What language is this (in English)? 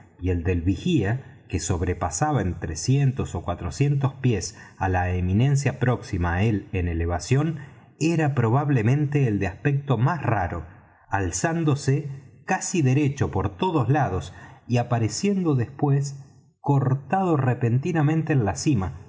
Spanish